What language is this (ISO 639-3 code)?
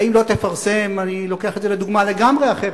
heb